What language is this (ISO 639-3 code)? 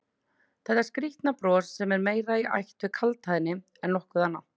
isl